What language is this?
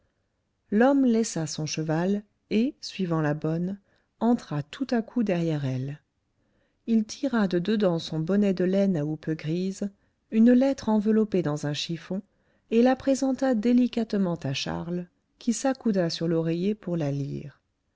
French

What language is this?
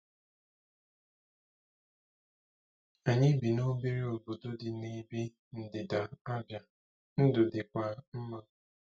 Igbo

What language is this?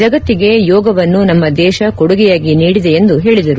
Kannada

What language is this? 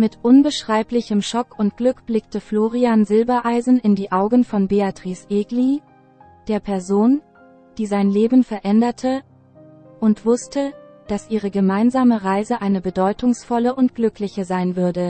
German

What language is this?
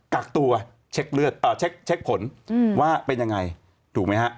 Thai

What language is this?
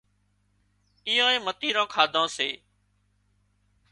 Wadiyara Koli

